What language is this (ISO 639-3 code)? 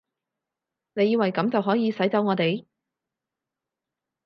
yue